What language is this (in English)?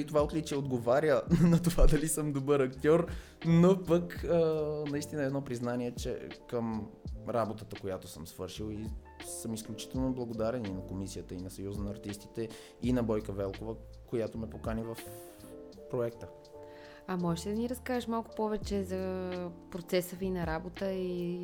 Bulgarian